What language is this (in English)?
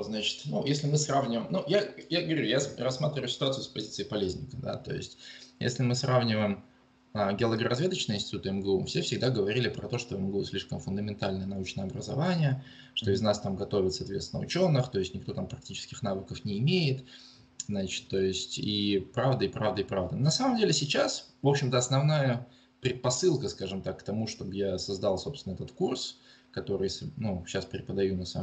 Russian